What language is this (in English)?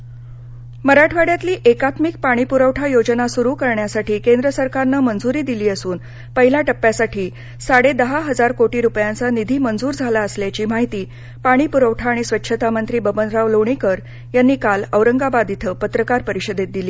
Marathi